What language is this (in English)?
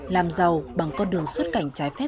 Vietnamese